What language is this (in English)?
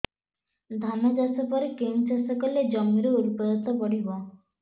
Odia